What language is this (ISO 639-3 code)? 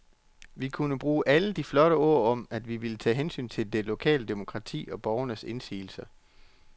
dan